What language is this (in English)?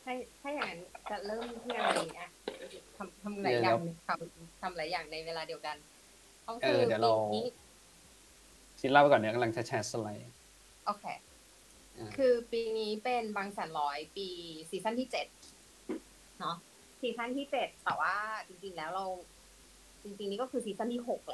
Thai